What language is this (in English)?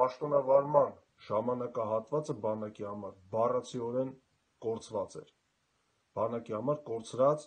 Turkish